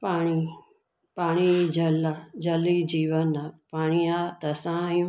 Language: Sindhi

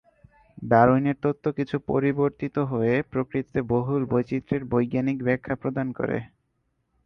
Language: Bangla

